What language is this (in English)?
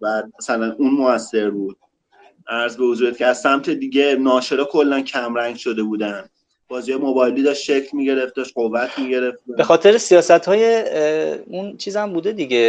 Persian